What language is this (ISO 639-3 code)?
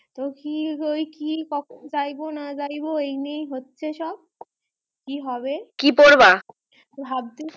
ben